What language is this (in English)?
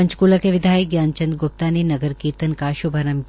Hindi